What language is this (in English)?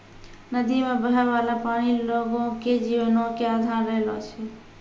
Maithili